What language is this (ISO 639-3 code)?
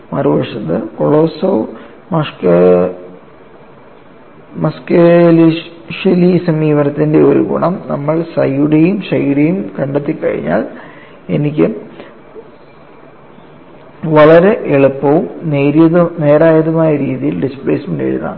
mal